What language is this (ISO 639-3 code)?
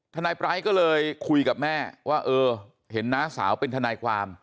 tha